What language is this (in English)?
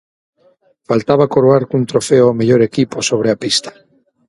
Galician